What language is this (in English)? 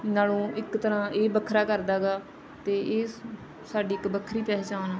Punjabi